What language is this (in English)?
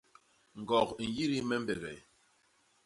Basaa